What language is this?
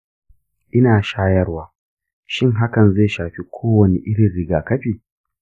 Hausa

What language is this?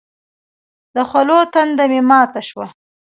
Pashto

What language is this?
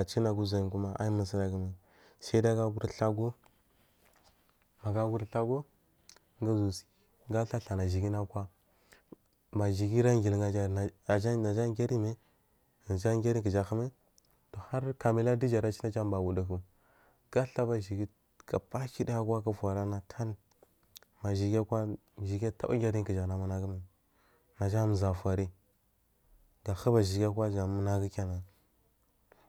Marghi South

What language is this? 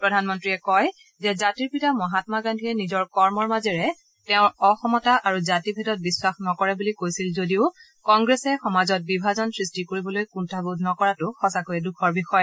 Assamese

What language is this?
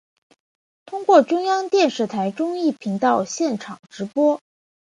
Chinese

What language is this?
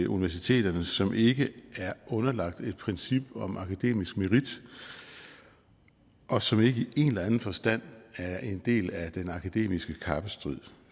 Danish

